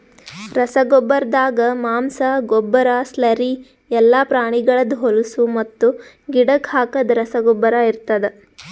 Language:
Kannada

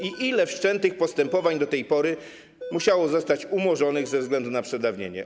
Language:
Polish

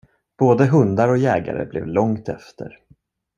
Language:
Swedish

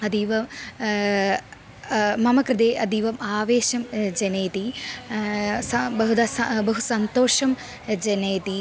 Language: Sanskrit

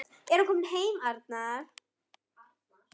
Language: Icelandic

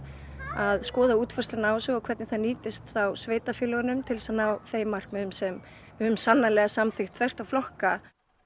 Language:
Icelandic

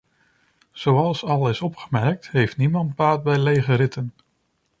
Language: Dutch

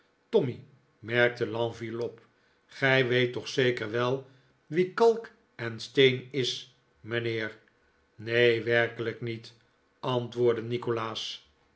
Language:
Dutch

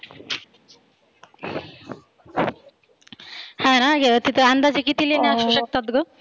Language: Marathi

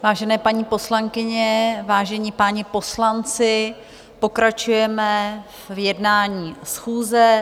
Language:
Czech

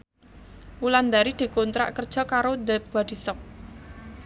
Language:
Javanese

